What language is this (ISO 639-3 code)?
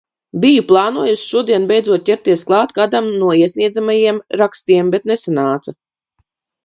lav